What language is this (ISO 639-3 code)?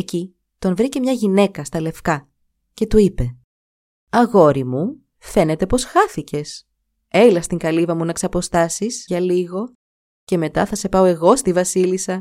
ell